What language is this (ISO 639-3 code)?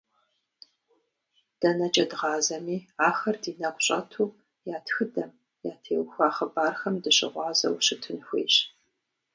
kbd